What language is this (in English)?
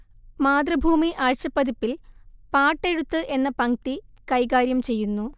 Malayalam